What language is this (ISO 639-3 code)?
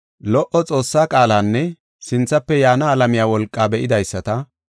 gof